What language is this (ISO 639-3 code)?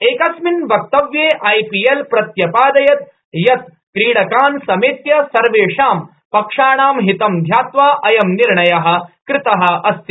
san